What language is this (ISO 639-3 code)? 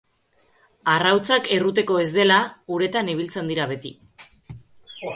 eus